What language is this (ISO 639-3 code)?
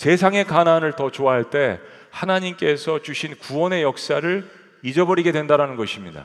kor